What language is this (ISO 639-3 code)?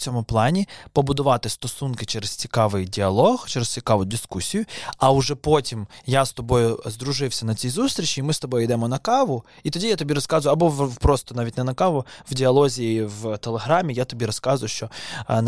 ukr